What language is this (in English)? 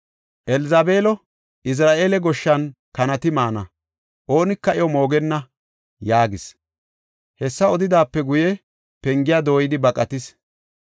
Gofa